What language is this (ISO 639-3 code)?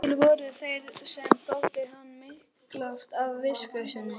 isl